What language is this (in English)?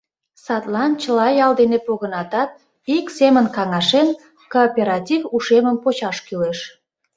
Mari